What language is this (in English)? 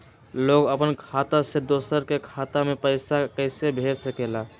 Magahi